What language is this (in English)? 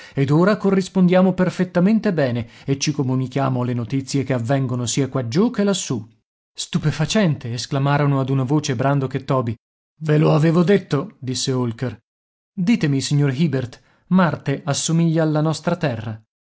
Italian